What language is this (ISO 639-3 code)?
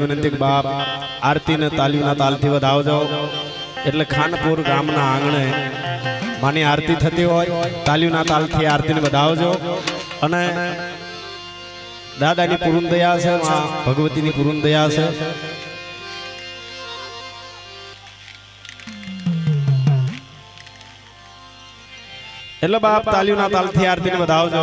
hin